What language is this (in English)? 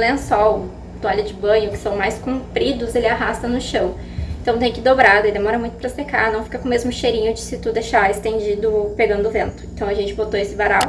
Portuguese